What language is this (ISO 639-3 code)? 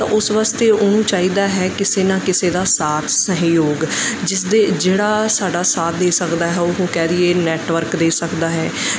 pan